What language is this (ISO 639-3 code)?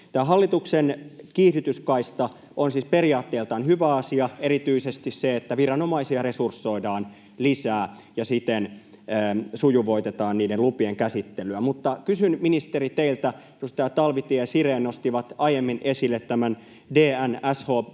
fin